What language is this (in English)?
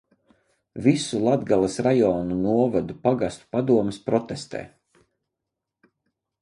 Latvian